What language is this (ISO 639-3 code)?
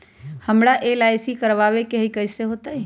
mag